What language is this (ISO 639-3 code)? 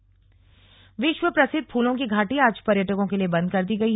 hin